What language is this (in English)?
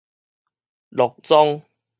Min Nan Chinese